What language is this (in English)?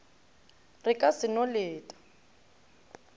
Northern Sotho